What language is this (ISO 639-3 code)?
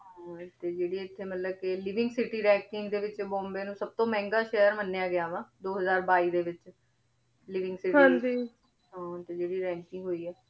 pan